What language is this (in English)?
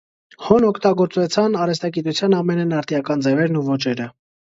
Armenian